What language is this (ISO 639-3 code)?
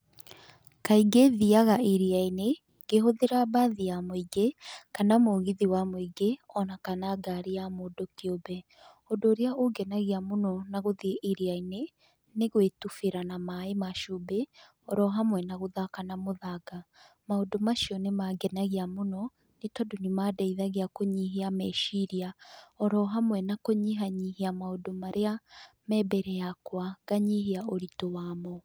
kik